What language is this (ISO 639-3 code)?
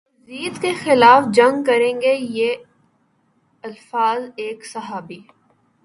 urd